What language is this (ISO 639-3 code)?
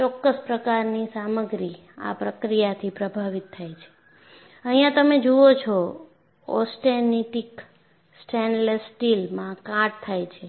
guj